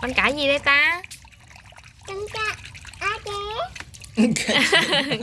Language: Vietnamese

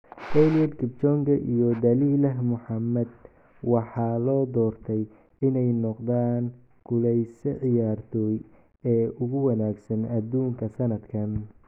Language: Somali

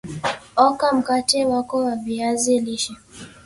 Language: Swahili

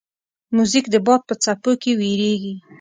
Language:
Pashto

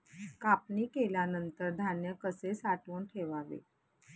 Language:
Marathi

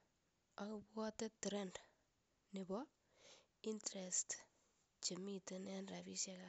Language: Kalenjin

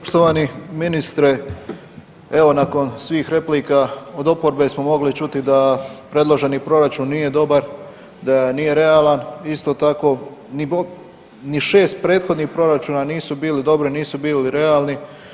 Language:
Croatian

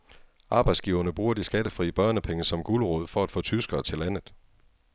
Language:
Danish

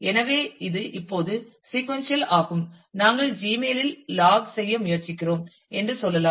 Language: Tamil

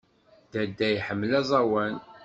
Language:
Kabyle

